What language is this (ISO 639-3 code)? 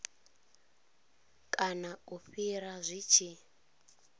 ven